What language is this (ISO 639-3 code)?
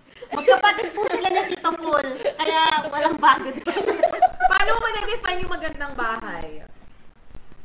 fil